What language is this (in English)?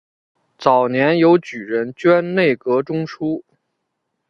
Chinese